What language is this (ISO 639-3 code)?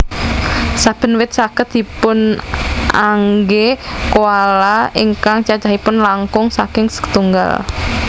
jav